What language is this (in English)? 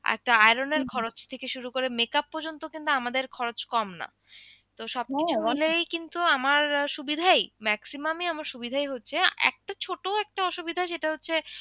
Bangla